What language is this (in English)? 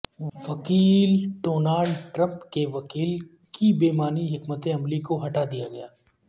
Urdu